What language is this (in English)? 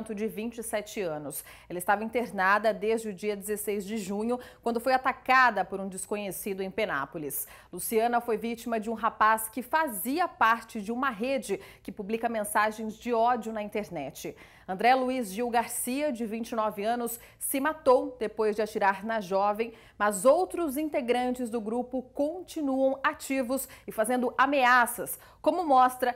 Portuguese